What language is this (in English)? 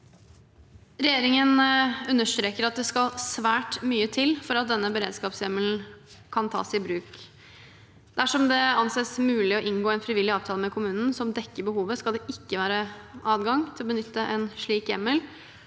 Norwegian